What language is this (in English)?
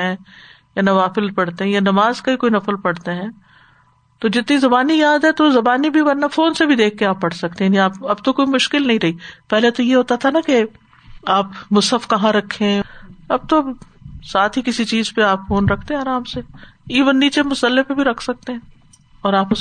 Urdu